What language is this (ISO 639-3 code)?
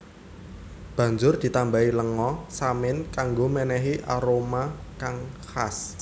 jav